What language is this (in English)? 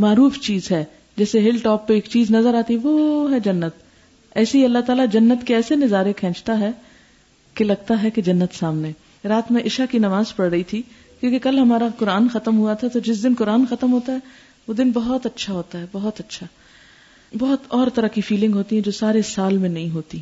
Urdu